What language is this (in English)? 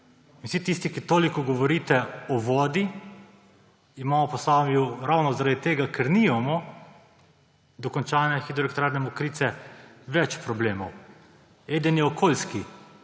Slovenian